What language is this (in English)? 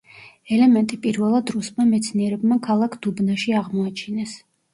Georgian